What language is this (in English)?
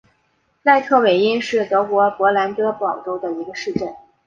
Chinese